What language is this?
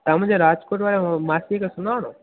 Sindhi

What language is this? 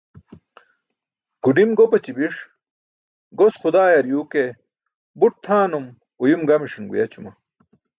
Burushaski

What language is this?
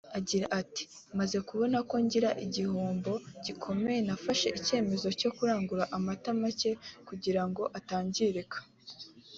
Kinyarwanda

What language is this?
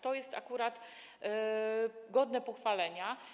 Polish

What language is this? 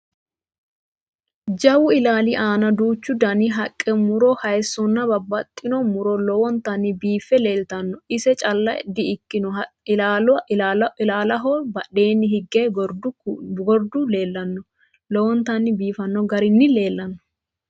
Sidamo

